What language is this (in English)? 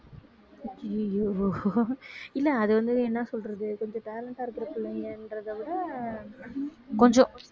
Tamil